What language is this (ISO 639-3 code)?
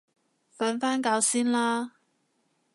yue